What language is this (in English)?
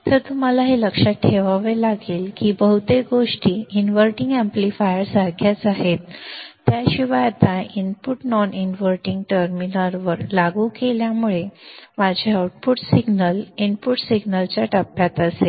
Marathi